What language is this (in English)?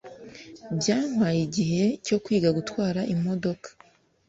Kinyarwanda